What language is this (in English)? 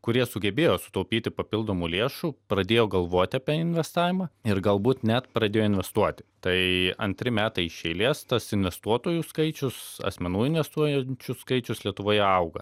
Lithuanian